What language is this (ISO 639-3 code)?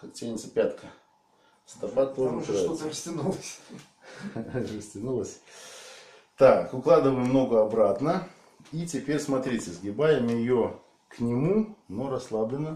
rus